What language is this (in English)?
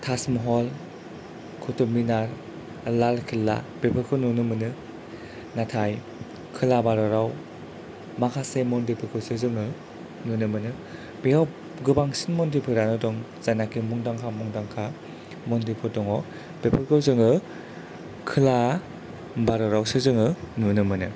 Bodo